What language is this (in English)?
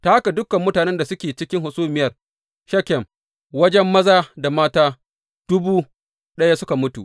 Hausa